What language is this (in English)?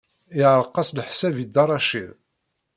Kabyle